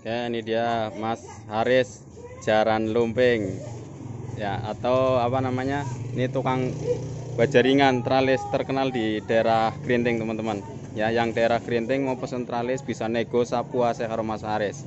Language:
Indonesian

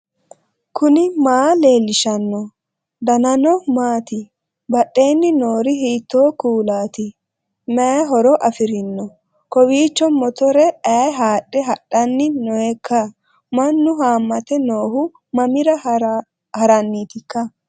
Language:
Sidamo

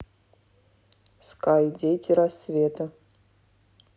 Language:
Russian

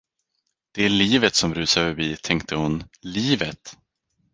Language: Swedish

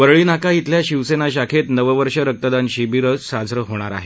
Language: Marathi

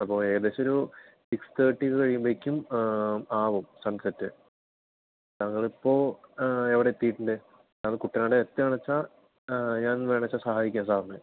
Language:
Malayalam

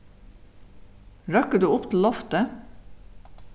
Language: Faroese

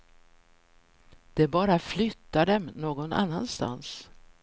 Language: Swedish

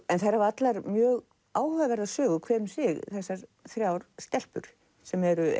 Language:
Icelandic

